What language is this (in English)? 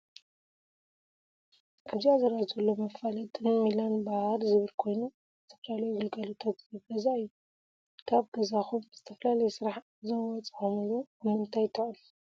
Tigrinya